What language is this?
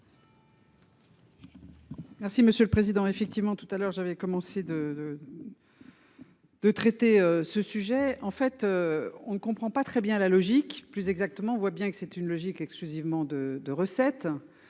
French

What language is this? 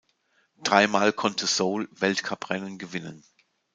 German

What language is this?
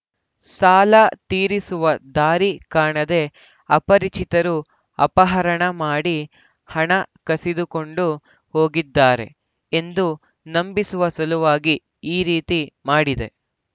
Kannada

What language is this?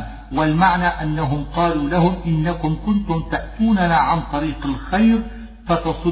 Arabic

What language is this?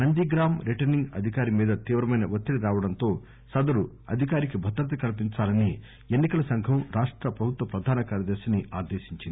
Telugu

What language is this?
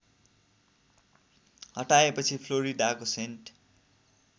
Nepali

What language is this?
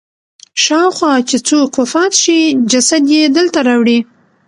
Pashto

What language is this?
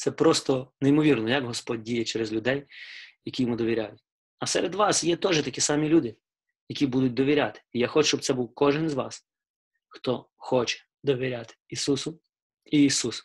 Ukrainian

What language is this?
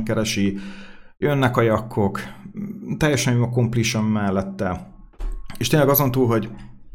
Hungarian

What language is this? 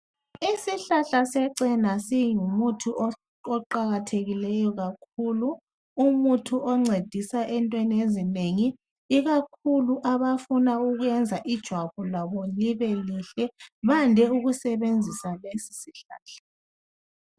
North Ndebele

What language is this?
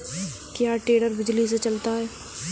Hindi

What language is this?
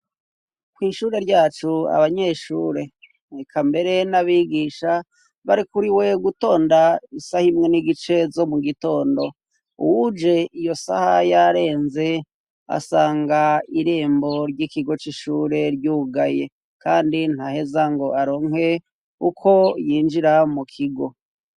Rundi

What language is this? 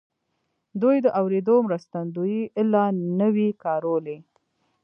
Pashto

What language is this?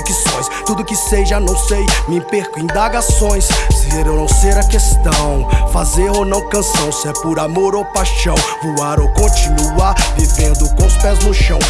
Portuguese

